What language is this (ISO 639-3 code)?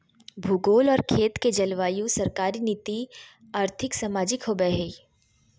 mag